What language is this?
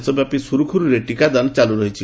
Odia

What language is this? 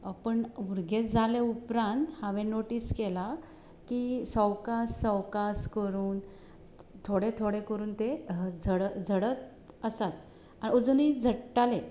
Konkani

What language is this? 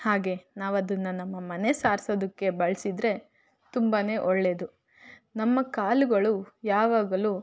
Kannada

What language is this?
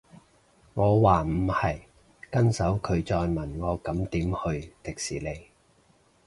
Cantonese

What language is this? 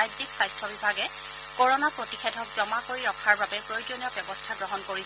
Assamese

